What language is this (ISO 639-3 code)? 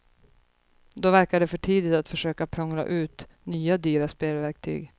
swe